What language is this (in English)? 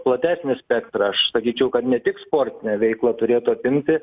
Lithuanian